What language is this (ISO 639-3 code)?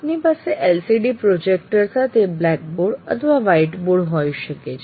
guj